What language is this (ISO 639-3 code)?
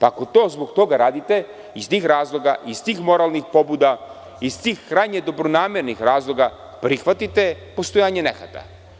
srp